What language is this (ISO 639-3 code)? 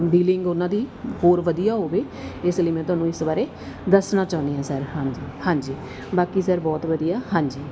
pan